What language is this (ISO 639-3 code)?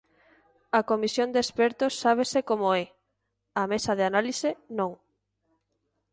glg